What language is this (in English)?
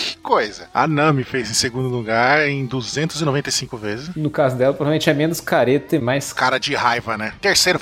Portuguese